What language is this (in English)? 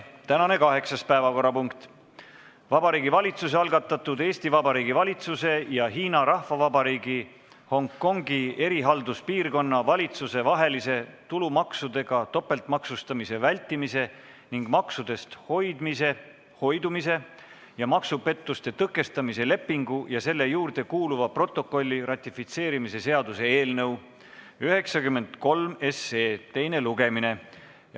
Estonian